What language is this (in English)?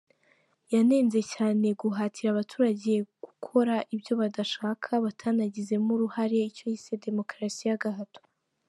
Kinyarwanda